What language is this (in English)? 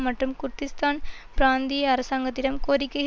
Tamil